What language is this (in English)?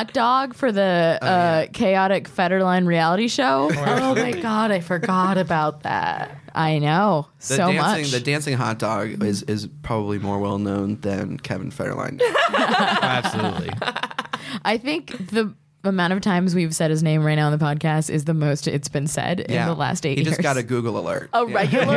English